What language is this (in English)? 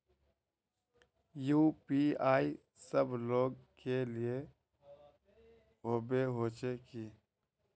Magahi